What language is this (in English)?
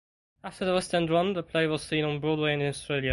English